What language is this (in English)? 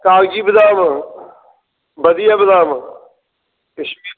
Dogri